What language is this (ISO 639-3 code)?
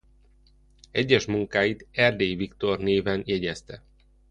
hun